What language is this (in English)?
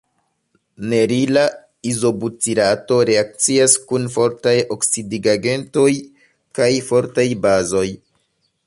Esperanto